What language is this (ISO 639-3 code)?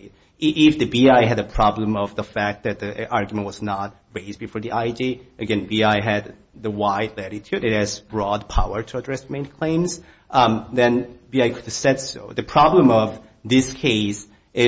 eng